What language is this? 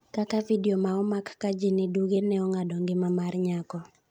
Luo (Kenya and Tanzania)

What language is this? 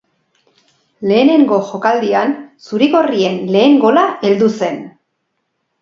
Basque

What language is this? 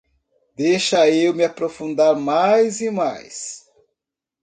Portuguese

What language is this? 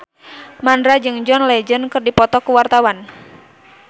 Sundanese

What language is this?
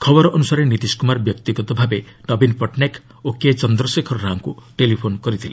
Odia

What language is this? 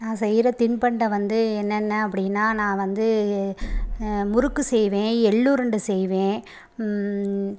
Tamil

